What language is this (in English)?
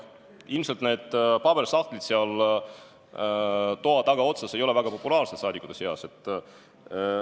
Estonian